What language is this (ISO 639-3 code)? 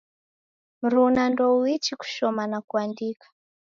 dav